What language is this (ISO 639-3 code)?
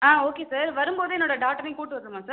tam